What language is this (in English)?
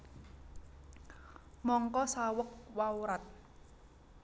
Javanese